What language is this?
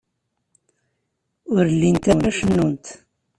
Kabyle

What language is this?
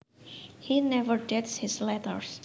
Javanese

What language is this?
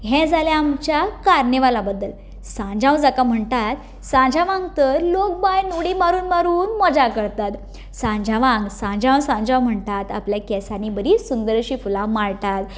Konkani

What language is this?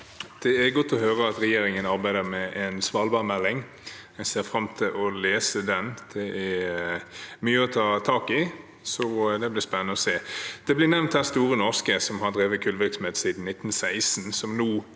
Norwegian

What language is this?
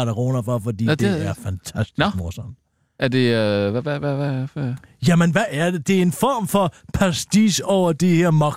Danish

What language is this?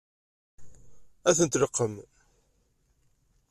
Kabyle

